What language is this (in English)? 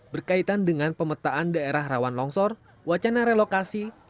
Indonesian